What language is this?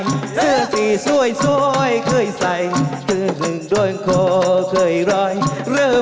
Thai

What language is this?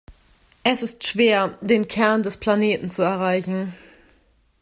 German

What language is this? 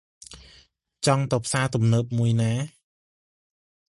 Khmer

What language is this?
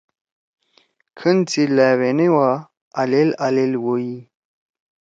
Torwali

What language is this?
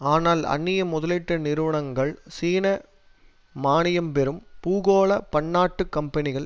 Tamil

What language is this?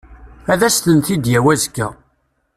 Kabyle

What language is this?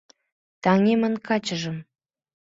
Mari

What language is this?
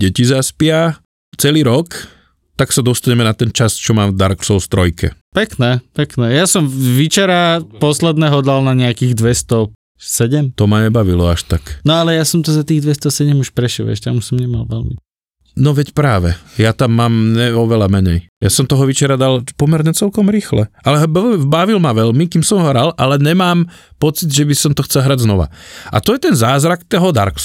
Slovak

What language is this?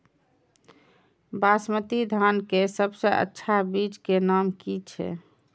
Maithili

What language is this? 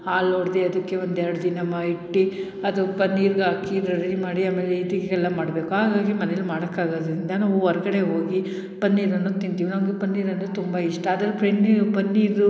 Kannada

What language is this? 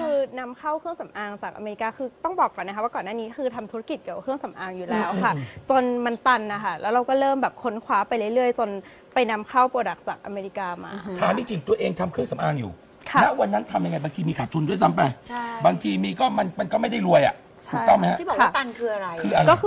Thai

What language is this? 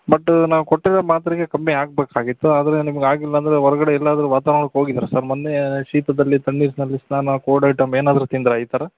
Kannada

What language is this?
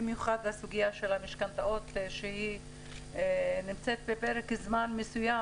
Hebrew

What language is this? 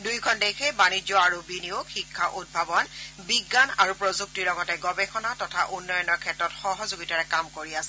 Assamese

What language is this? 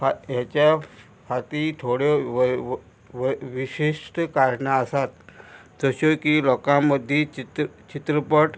Konkani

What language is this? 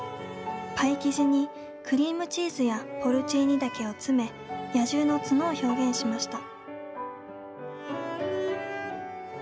Japanese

